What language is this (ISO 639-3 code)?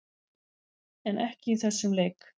isl